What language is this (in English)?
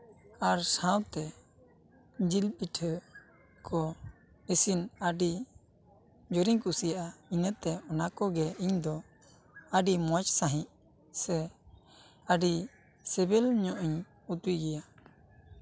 Santali